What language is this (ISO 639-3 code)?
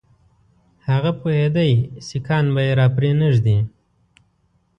pus